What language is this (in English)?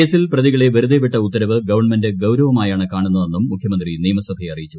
Malayalam